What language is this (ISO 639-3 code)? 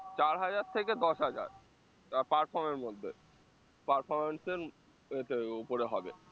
ben